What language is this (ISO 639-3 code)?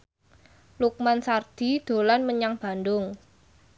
jav